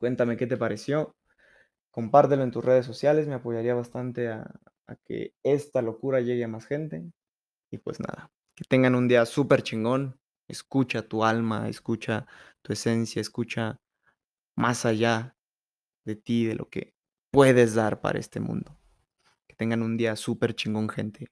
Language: Spanish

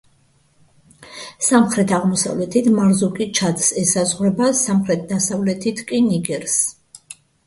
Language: Georgian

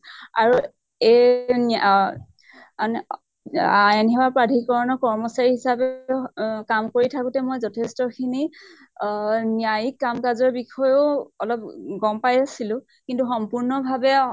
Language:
Assamese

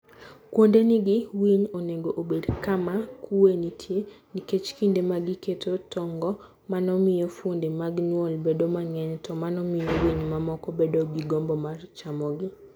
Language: Luo (Kenya and Tanzania)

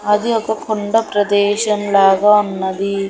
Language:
Telugu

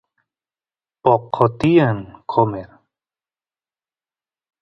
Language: Santiago del Estero Quichua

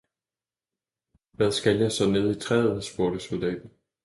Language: Danish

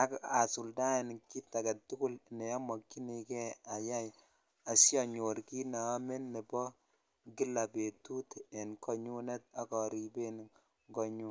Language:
Kalenjin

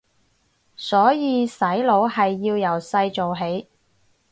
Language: Cantonese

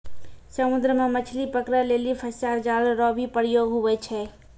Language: Maithili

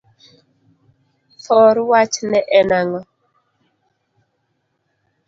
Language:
Luo (Kenya and Tanzania)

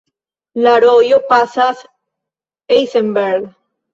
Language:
Esperanto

